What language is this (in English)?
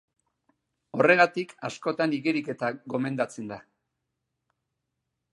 Basque